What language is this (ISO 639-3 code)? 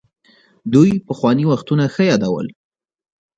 pus